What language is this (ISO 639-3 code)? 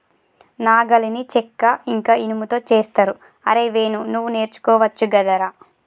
tel